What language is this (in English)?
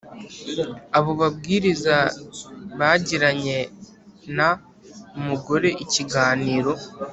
Kinyarwanda